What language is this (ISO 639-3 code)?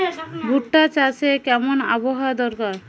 ben